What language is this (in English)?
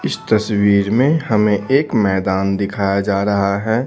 Hindi